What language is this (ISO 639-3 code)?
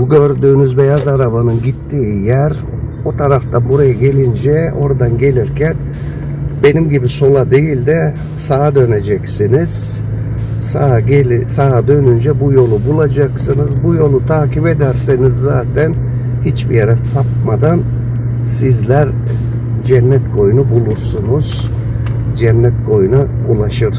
tur